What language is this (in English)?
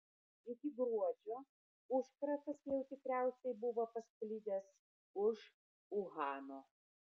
Lithuanian